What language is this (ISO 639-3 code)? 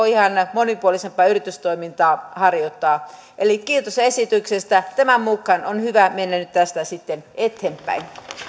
fin